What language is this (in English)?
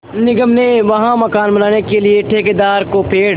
Hindi